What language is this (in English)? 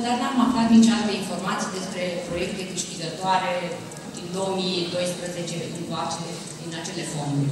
Romanian